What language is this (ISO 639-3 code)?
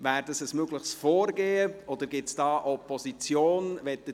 gsw